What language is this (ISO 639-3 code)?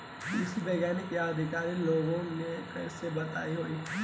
bho